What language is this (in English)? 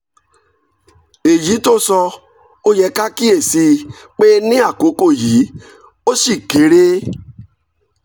Yoruba